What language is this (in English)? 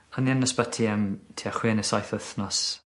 Welsh